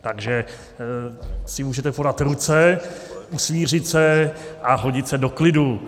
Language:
Czech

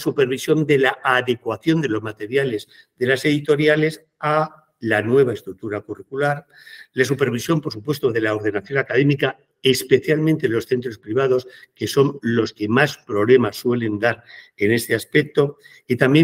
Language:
Spanish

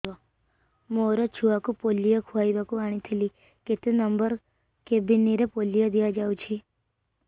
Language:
Odia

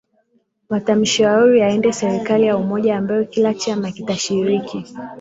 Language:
Swahili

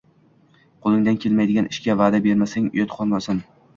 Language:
Uzbek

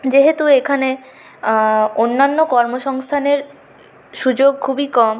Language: Bangla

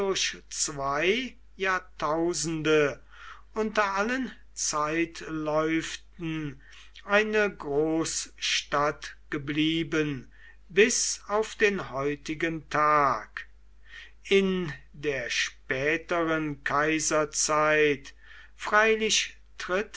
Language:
German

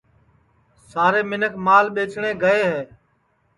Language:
Sansi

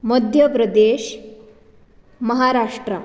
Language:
Konkani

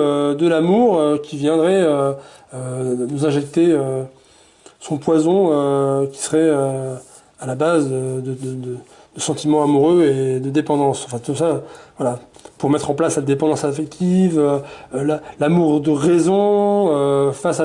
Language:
French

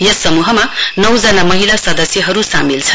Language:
Nepali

